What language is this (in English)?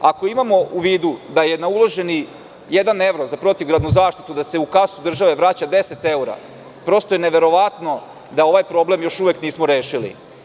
Serbian